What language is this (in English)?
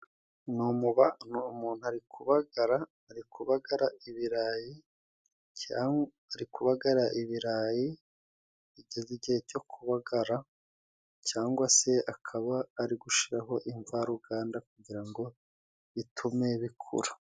Kinyarwanda